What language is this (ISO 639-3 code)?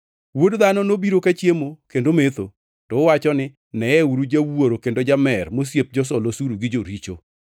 luo